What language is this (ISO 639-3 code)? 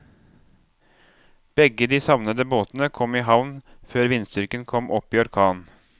nor